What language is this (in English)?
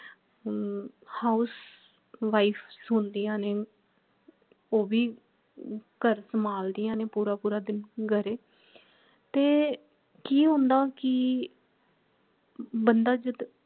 Punjabi